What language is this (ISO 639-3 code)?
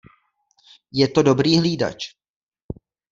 ces